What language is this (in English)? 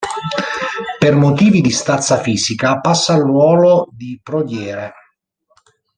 Italian